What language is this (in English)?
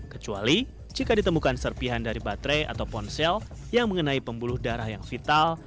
Indonesian